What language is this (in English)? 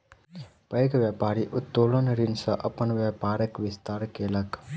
Maithili